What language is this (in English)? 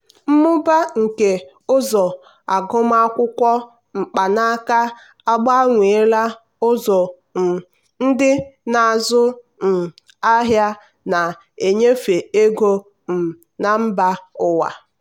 Igbo